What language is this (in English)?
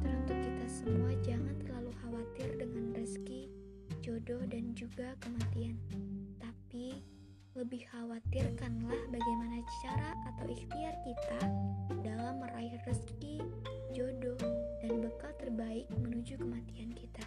Indonesian